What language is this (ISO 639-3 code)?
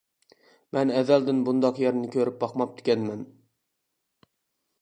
uig